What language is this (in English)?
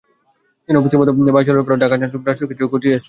Bangla